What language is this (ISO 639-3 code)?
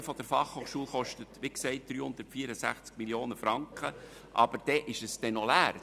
gsw